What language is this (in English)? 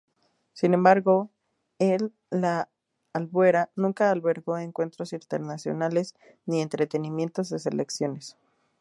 Spanish